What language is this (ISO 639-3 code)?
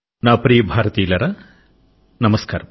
tel